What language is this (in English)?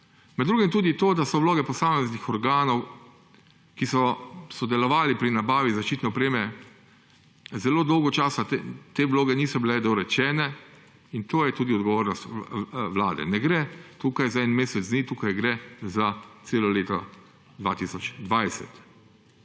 Slovenian